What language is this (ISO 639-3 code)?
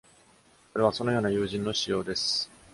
jpn